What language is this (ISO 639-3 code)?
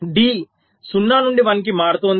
tel